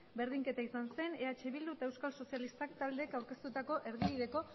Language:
Basque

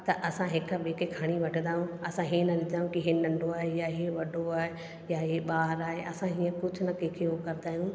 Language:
Sindhi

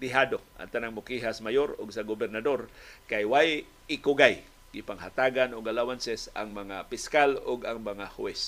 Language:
Filipino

